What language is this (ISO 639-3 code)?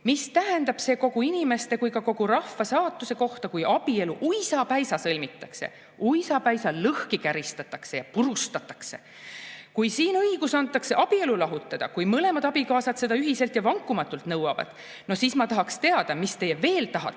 est